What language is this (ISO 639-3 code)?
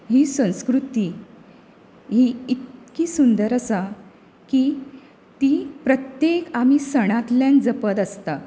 kok